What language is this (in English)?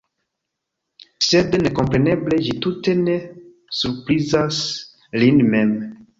Esperanto